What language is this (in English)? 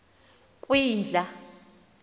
Xhosa